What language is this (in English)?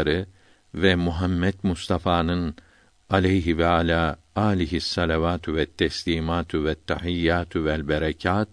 Turkish